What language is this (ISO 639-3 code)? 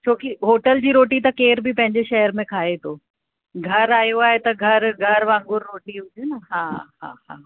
snd